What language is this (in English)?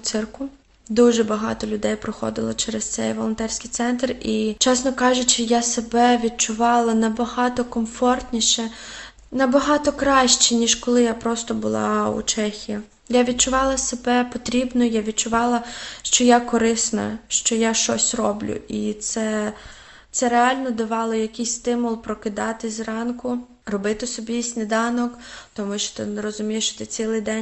Ukrainian